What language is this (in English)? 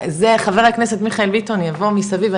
Hebrew